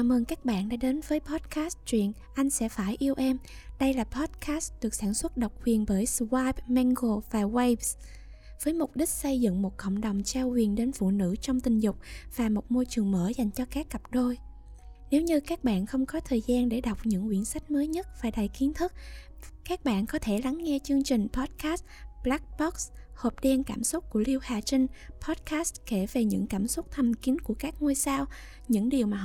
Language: Vietnamese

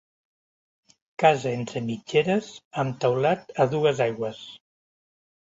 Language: Catalan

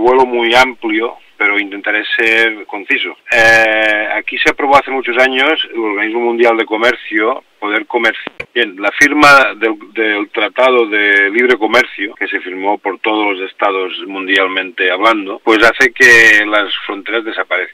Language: Spanish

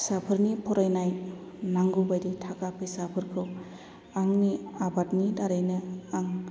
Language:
Bodo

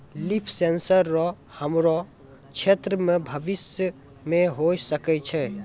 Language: Maithili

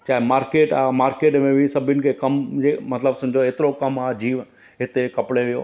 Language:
Sindhi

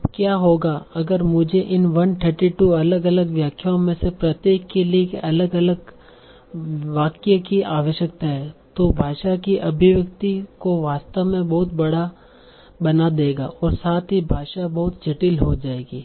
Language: Hindi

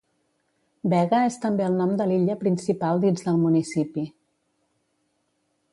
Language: Catalan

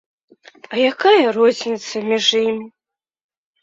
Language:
Belarusian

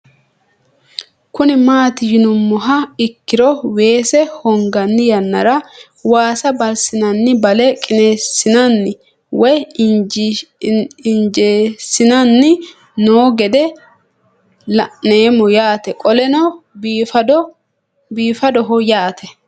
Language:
Sidamo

